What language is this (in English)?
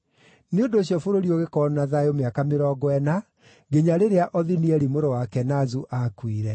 Kikuyu